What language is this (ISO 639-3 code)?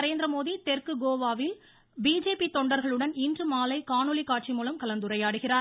tam